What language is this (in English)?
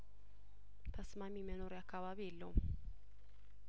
Amharic